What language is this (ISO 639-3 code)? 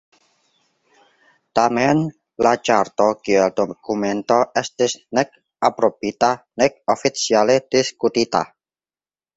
epo